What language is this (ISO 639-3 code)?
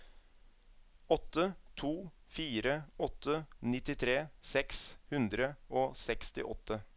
nor